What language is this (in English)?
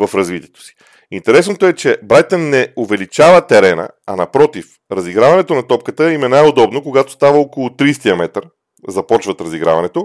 Bulgarian